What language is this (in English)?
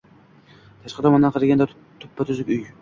Uzbek